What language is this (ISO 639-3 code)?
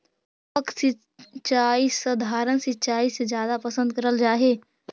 mag